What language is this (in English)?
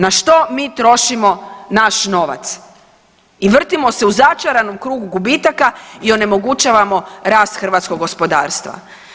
Croatian